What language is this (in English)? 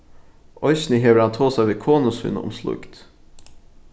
Faroese